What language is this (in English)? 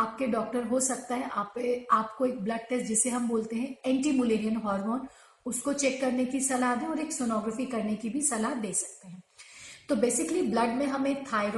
Hindi